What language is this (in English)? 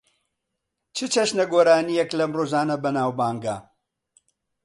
Central Kurdish